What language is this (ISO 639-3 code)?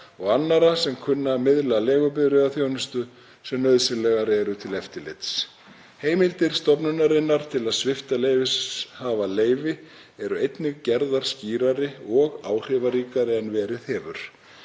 isl